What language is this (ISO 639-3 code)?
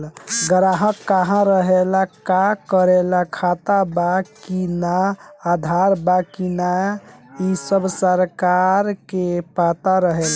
bho